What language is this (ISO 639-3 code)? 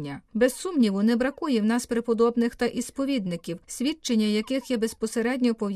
ukr